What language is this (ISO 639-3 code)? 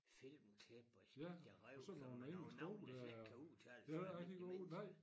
dan